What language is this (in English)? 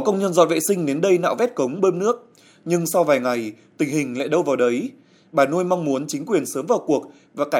Vietnamese